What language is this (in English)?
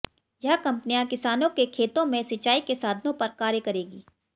Hindi